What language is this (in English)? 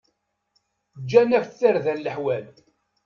Kabyle